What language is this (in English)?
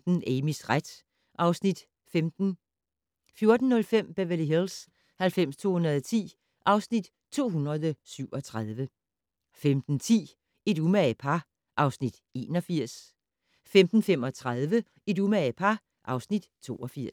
Danish